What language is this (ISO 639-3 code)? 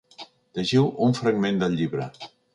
cat